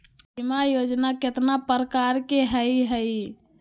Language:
Magahi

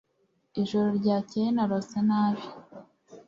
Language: Kinyarwanda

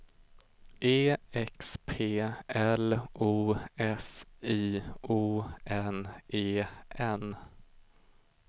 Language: Swedish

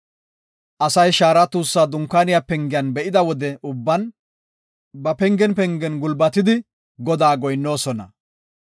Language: Gofa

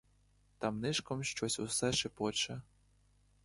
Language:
Ukrainian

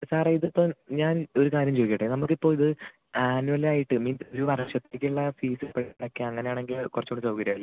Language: Malayalam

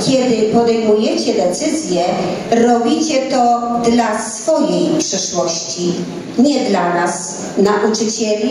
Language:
Polish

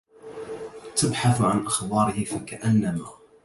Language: Arabic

